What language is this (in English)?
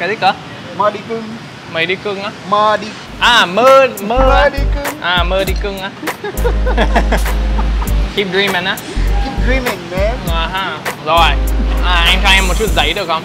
Vietnamese